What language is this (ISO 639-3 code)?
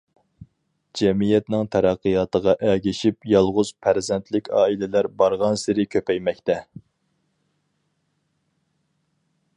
uig